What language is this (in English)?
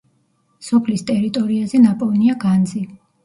Georgian